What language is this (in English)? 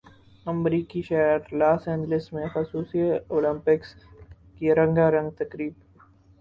Urdu